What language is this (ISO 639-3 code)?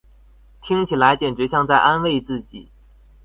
zho